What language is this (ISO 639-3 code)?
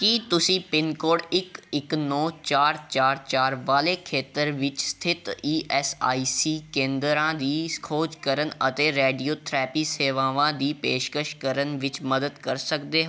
pan